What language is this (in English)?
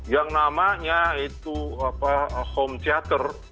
Indonesian